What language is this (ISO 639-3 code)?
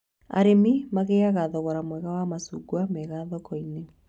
kik